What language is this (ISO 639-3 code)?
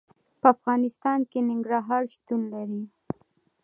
pus